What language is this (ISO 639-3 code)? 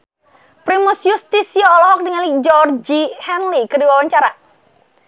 sun